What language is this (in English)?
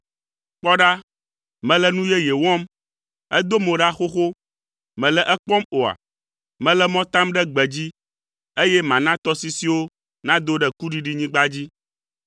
Ewe